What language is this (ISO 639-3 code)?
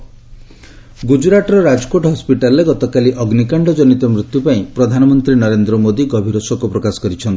ori